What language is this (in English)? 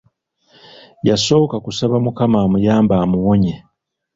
Ganda